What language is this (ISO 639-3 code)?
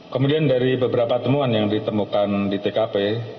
ind